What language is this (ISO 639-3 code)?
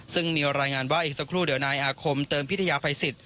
tha